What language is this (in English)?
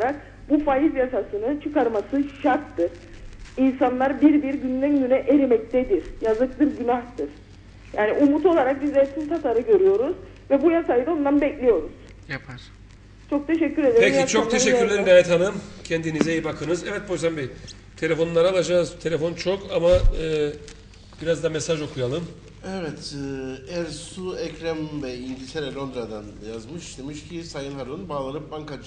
Turkish